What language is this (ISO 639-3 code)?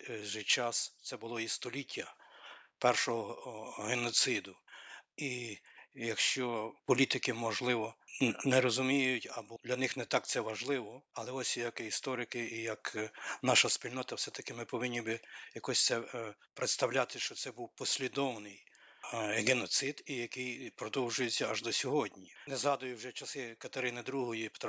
ukr